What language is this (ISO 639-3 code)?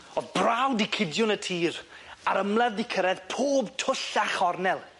cym